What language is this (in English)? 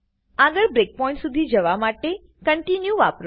Gujarati